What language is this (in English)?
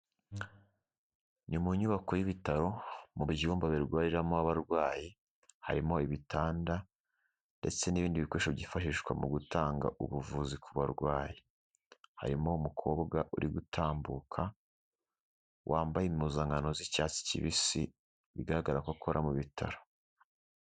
Kinyarwanda